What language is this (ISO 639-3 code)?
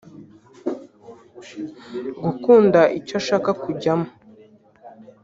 kin